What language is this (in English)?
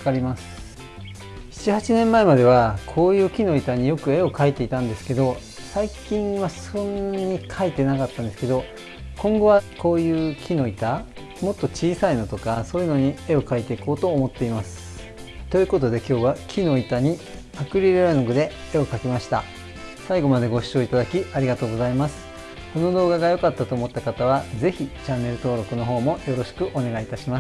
Japanese